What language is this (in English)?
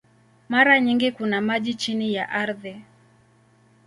Swahili